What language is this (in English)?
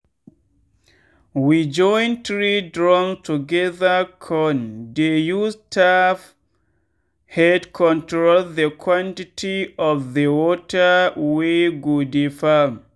Nigerian Pidgin